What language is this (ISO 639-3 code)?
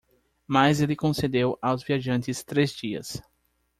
por